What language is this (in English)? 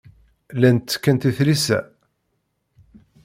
Kabyle